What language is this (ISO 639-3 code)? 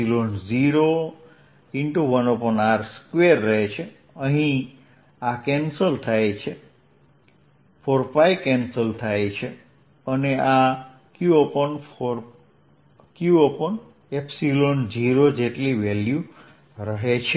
guj